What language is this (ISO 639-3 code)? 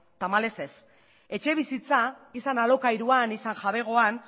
eus